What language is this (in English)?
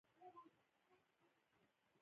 Pashto